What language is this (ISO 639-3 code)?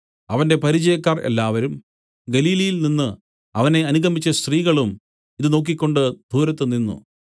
mal